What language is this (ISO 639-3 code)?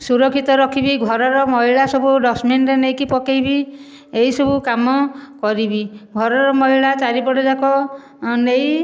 ori